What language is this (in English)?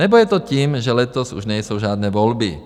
Czech